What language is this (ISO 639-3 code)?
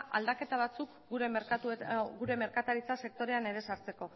eus